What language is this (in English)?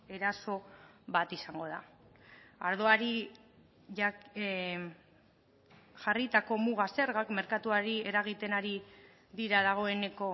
Basque